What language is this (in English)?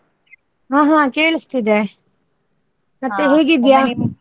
Kannada